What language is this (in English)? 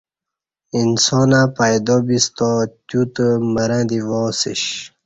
Kati